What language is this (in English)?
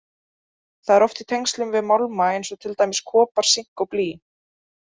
Icelandic